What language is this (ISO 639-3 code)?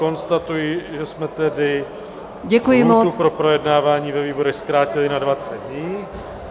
ces